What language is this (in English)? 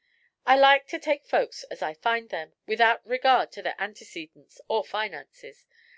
English